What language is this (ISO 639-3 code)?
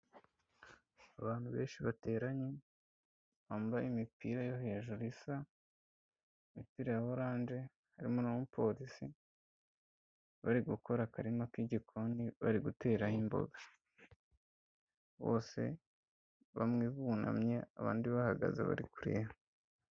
kin